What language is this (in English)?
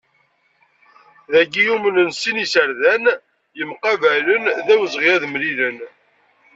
Kabyle